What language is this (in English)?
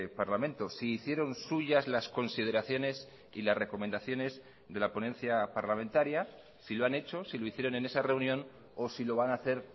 Spanish